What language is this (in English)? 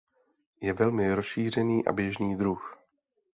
Czech